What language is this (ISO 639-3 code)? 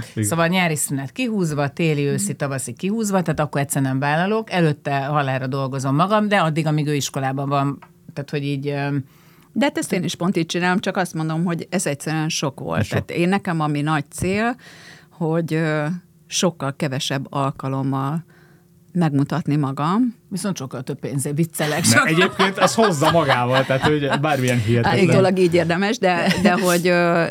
hun